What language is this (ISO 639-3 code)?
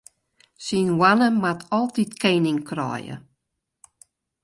fry